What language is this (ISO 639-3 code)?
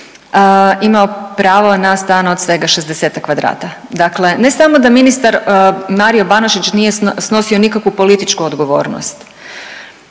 hrv